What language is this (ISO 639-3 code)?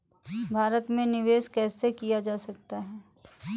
hin